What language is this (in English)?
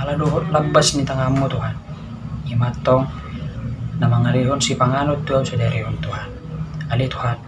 Indonesian